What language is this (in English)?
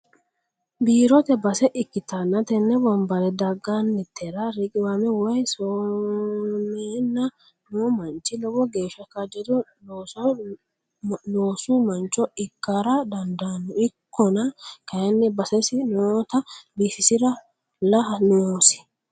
Sidamo